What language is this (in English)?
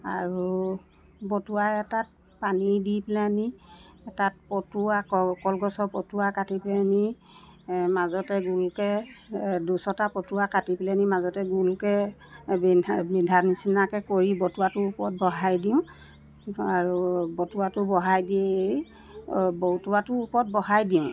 Assamese